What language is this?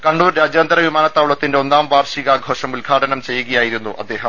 Malayalam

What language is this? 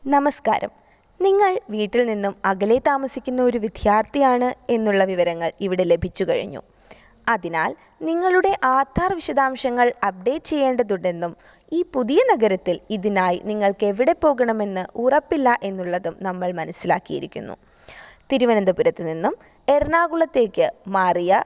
Malayalam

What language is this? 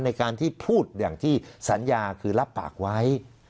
Thai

